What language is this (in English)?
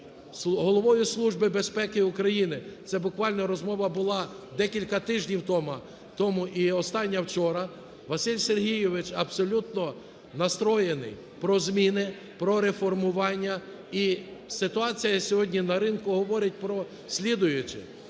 Ukrainian